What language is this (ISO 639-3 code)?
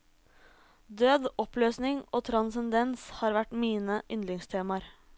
nor